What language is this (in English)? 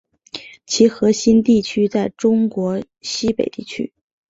Chinese